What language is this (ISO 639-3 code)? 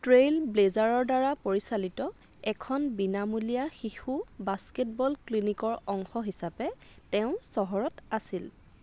asm